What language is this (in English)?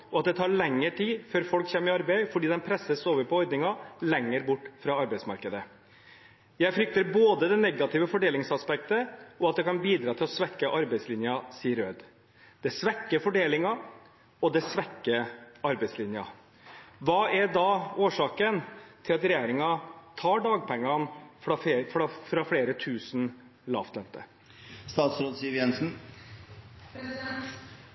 Norwegian Bokmål